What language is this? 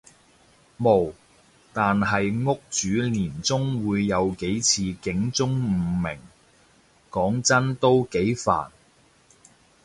Cantonese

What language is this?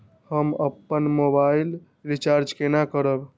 Maithili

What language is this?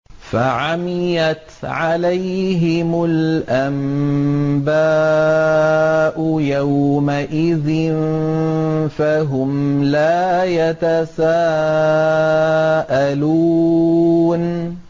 Arabic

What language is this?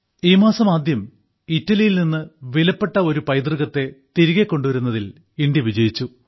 Malayalam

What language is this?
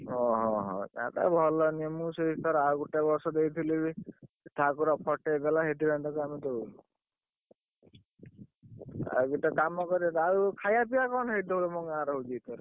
Odia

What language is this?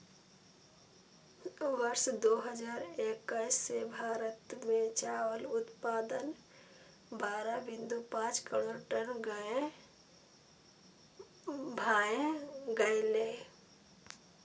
Maithili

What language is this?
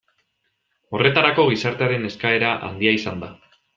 Basque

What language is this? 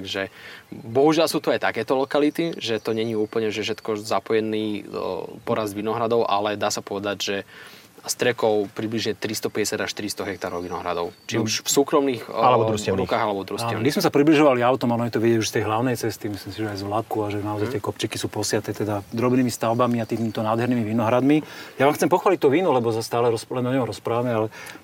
Slovak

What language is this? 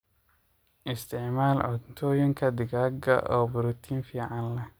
Somali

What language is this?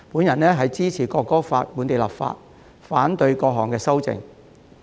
Cantonese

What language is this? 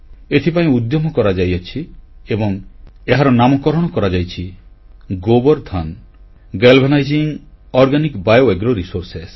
Odia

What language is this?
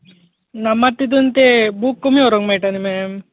Konkani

